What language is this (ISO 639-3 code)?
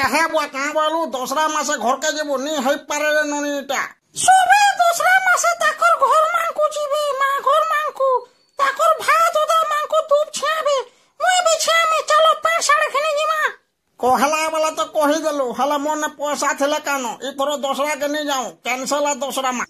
ben